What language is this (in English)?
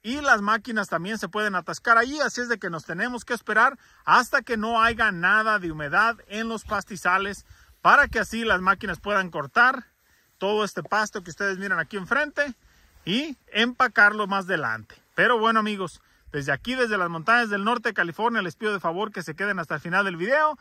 Spanish